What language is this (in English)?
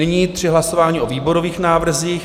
Czech